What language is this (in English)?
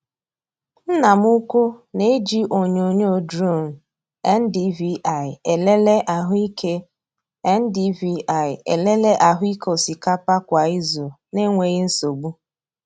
Igbo